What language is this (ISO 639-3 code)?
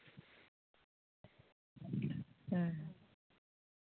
sat